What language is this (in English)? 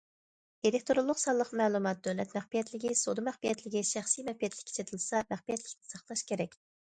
Uyghur